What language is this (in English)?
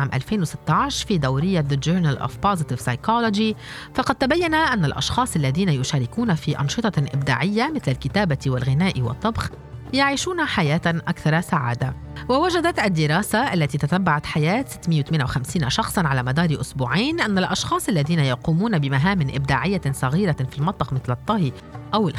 Arabic